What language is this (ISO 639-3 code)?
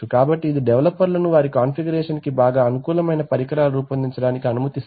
tel